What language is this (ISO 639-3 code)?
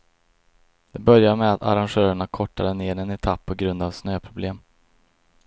swe